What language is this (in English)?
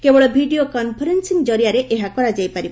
Odia